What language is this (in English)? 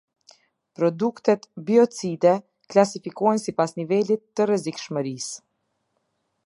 Albanian